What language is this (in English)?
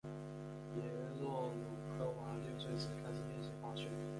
Chinese